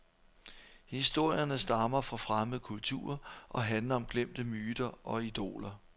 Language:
Danish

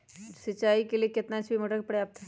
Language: Magahi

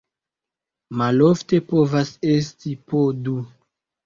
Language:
Esperanto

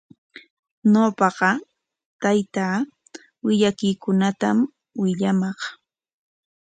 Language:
Corongo Ancash Quechua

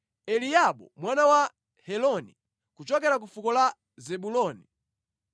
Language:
Nyanja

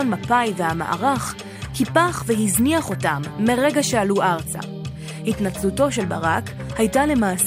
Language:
Hebrew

